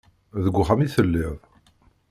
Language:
Kabyle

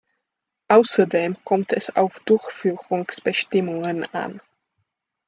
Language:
German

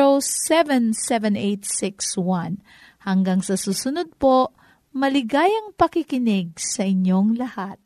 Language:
Filipino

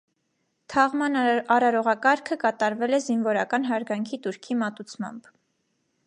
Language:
Armenian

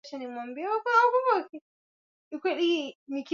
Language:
Swahili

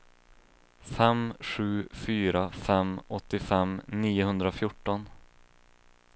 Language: Swedish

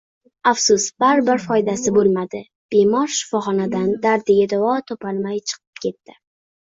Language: Uzbek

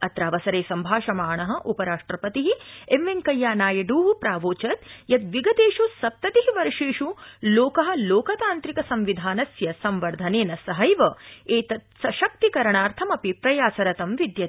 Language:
Sanskrit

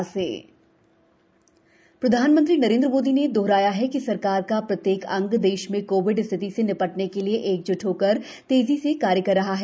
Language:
Hindi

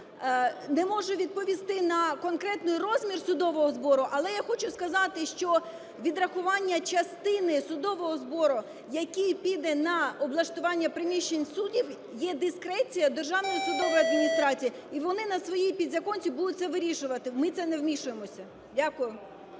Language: Ukrainian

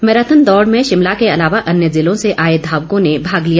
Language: Hindi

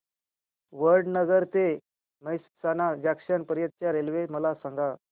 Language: Marathi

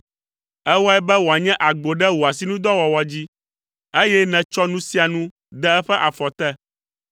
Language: Ewe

